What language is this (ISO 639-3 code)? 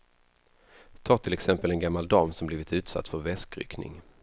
swe